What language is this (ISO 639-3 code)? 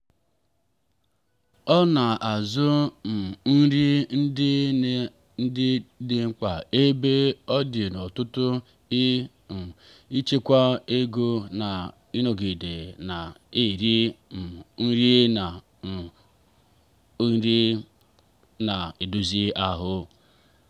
ibo